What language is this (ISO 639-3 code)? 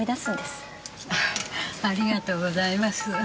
jpn